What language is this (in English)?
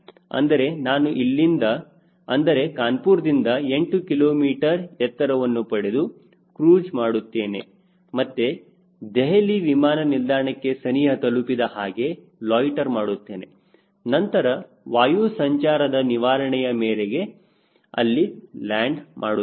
Kannada